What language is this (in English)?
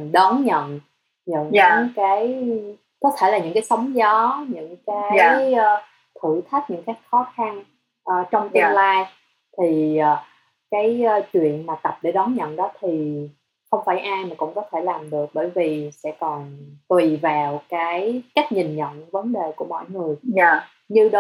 Vietnamese